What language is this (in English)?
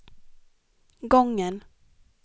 Swedish